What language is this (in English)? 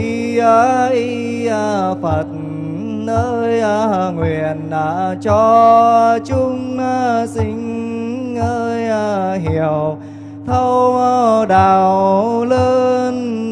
Vietnamese